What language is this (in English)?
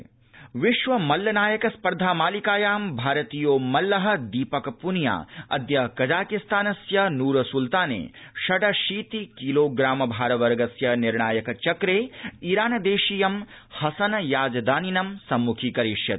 Sanskrit